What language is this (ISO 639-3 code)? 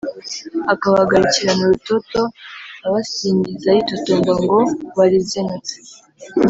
kin